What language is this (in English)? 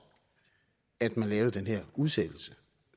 Danish